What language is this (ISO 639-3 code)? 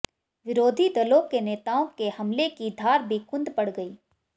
hin